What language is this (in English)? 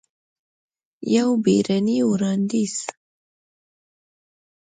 Pashto